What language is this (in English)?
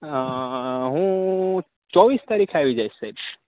Gujarati